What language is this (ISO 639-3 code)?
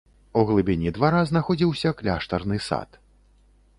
bel